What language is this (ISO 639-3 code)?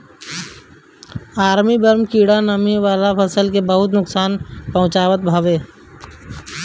bho